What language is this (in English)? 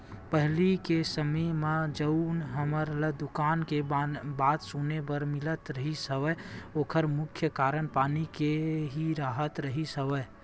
Chhattisgarhi